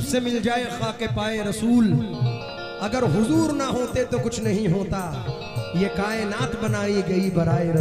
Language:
Hindi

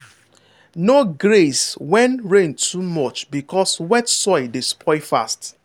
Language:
Nigerian Pidgin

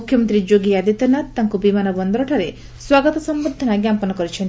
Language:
Odia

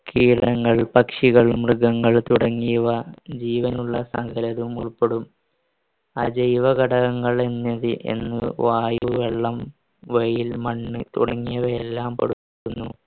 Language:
Malayalam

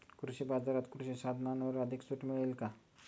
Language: Marathi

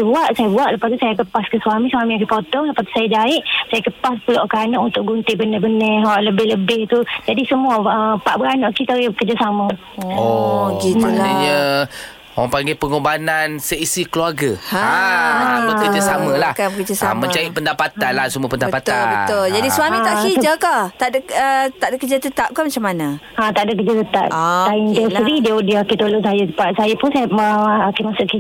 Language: Malay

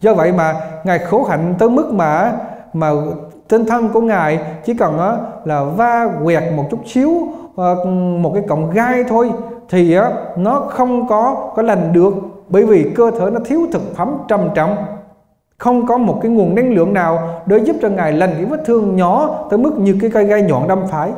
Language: Vietnamese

